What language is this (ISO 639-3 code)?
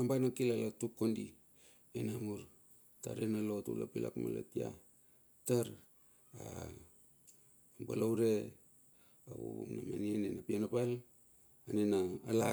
bxf